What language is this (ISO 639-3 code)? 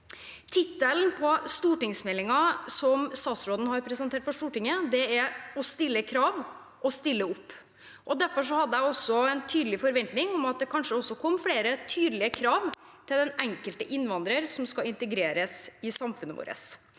nor